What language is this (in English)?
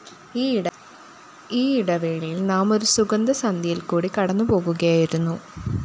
Malayalam